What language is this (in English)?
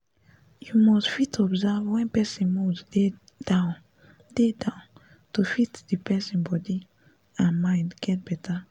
Nigerian Pidgin